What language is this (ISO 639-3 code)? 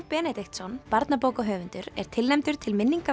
isl